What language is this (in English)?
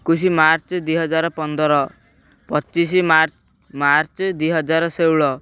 Odia